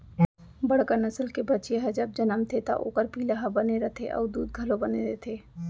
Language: Chhattisgarhi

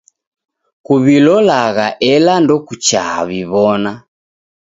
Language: Taita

